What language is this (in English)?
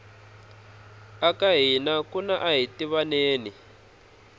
Tsonga